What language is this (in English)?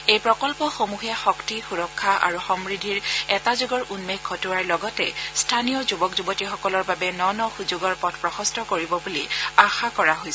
Assamese